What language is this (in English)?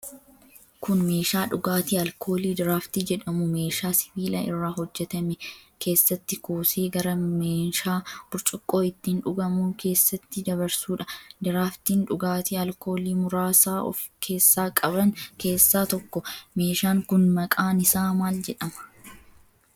Oromo